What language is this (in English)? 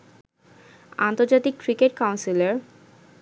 Bangla